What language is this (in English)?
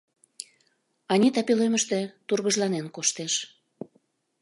Mari